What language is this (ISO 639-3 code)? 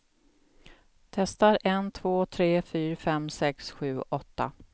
swe